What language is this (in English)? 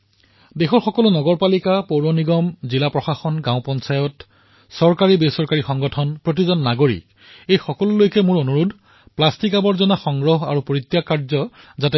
Assamese